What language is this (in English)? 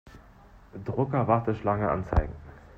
German